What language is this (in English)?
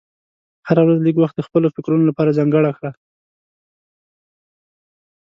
Pashto